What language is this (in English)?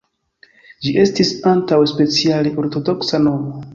Esperanto